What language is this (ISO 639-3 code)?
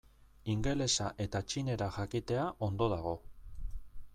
eus